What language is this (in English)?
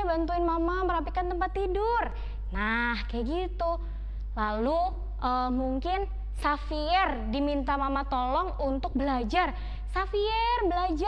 Indonesian